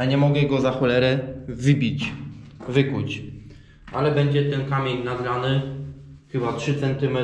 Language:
Polish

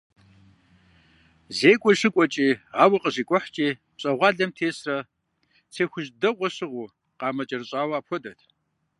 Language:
Kabardian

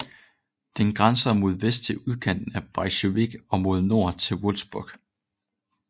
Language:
Danish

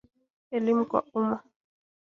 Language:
Swahili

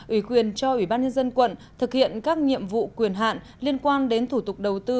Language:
Vietnamese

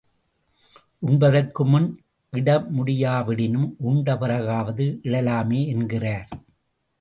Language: Tamil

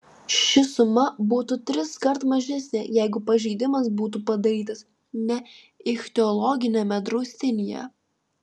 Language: Lithuanian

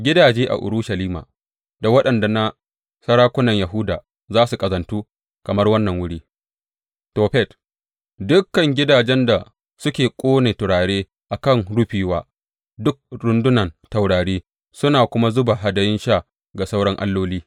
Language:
Hausa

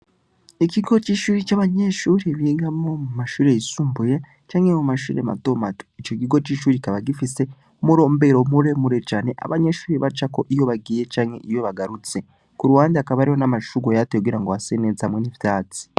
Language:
Rundi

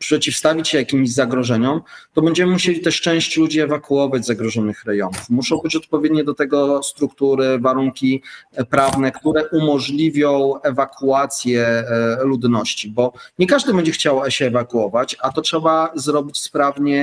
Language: Polish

